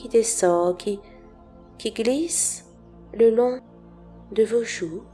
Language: French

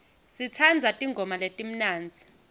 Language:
Swati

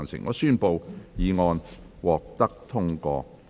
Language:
Cantonese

